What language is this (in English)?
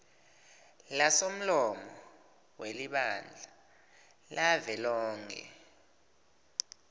Swati